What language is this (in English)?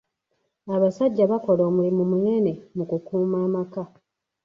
Ganda